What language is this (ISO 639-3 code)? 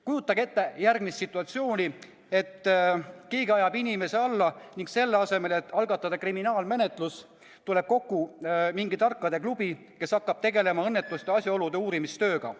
est